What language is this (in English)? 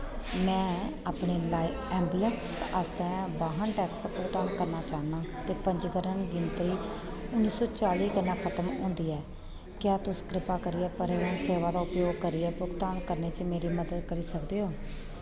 Dogri